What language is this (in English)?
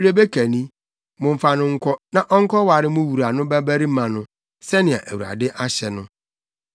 Akan